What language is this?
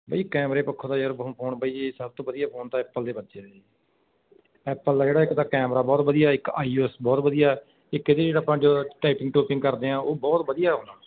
Punjabi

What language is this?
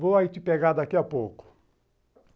Portuguese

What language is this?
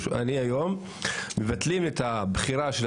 Hebrew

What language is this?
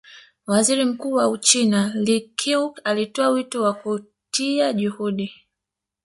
Swahili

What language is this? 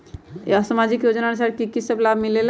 Magahi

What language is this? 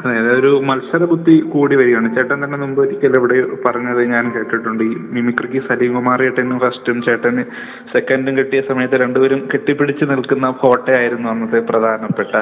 Malayalam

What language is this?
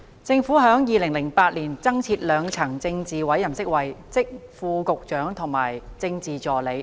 Cantonese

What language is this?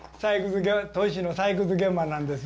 Japanese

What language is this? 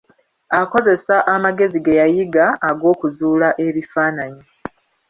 Ganda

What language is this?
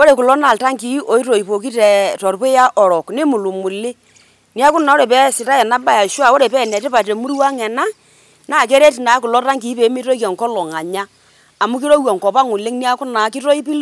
Masai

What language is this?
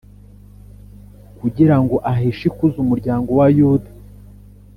Kinyarwanda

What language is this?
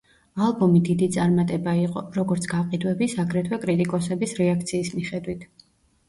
Georgian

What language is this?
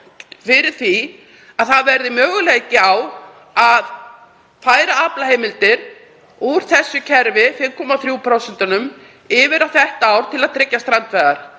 Icelandic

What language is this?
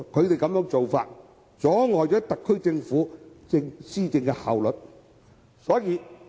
Cantonese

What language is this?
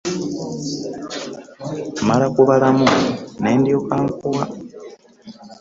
Ganda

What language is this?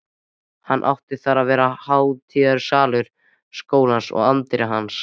Icelandic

